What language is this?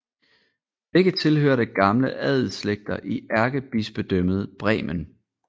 Danish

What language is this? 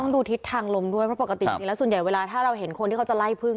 Thai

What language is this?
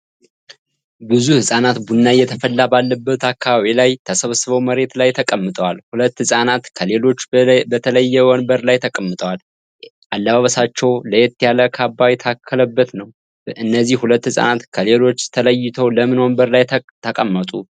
Amharic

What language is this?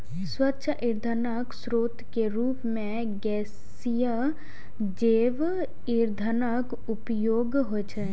Maithili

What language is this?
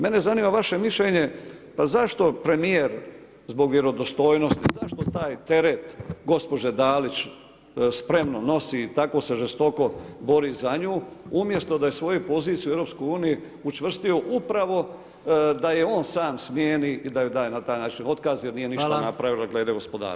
Croatian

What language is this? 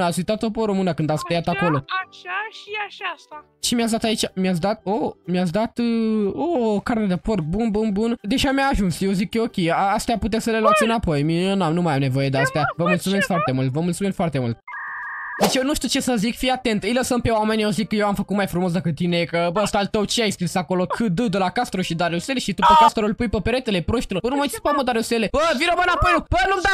Romanian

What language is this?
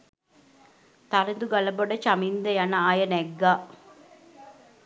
Sinhala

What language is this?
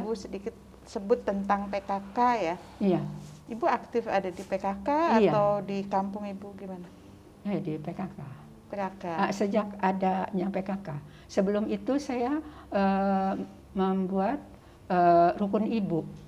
Indonesian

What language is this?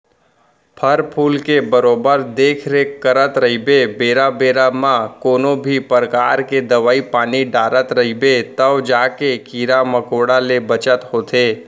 Chhattisgarhi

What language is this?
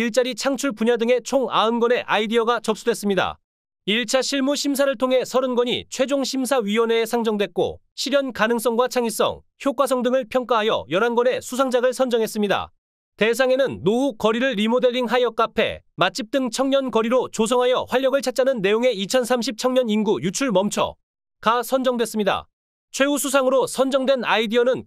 Korean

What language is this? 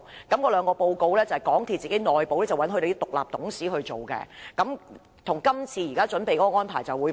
Cantonese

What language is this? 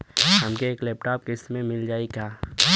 Bhojpuri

